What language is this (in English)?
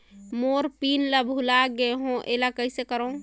Chhattisgarhi